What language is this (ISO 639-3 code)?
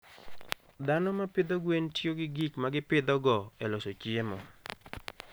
luo